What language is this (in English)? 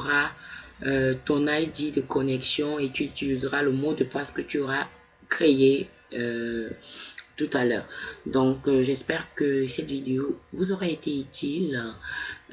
French